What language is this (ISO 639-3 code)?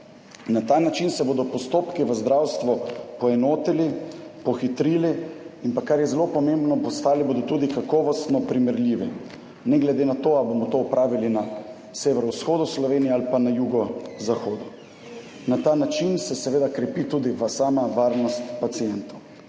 slv